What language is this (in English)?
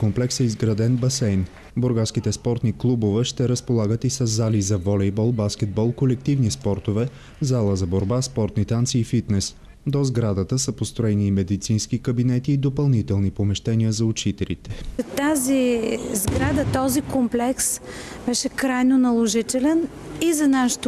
Bulgarian